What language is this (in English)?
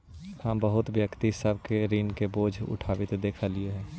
Magahi